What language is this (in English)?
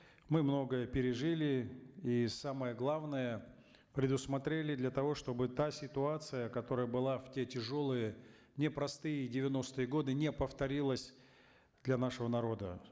Kazakh